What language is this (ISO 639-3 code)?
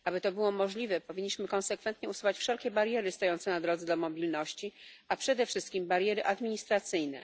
pol